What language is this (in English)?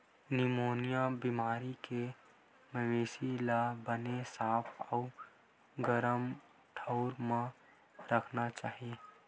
Chhattisgarhi